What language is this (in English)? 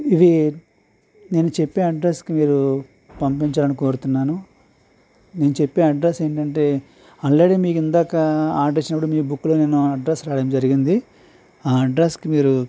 Telugu